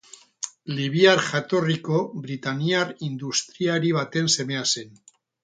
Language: Basque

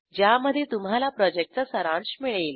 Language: Marathi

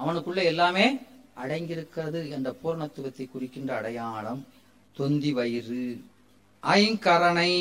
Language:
Tamil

